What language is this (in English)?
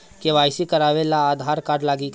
Bhojpuri